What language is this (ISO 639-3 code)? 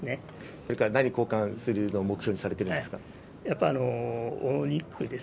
jpn